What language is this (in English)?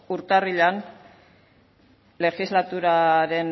Basque